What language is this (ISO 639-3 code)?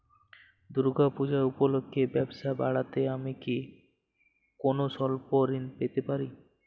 ben